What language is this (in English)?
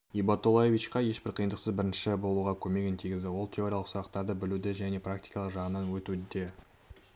Kazakh